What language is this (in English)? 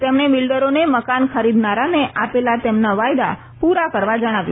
Gujarati